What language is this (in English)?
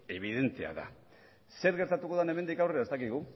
Basque